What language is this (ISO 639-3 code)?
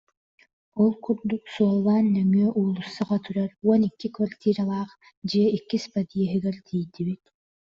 sah